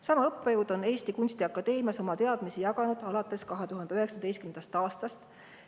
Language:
Estonian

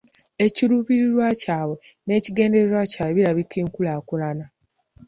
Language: Ganda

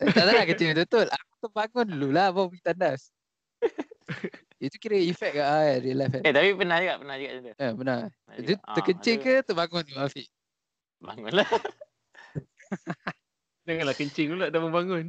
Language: Malay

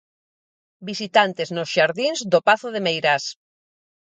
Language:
Galician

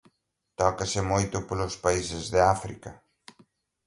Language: Galician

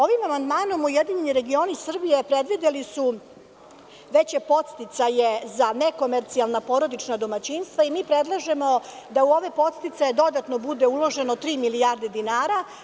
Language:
Serbian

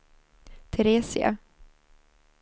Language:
Swedish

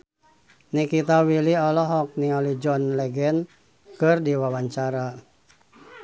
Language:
Sundanese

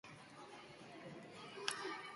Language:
Basque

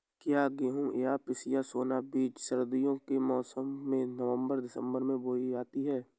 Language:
Hindi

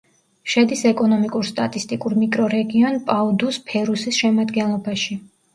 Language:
Georgian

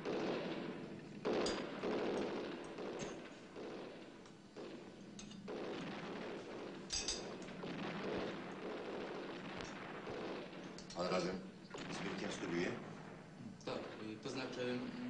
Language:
Polish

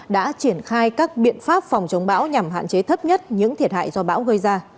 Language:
Vietnamese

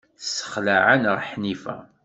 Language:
Kabyle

